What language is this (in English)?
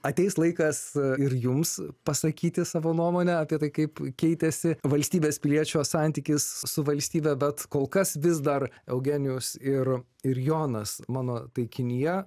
Lithuanian